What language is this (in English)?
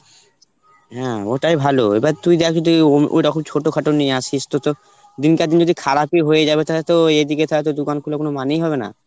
Bangla